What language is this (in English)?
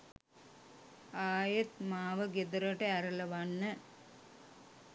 Sinhala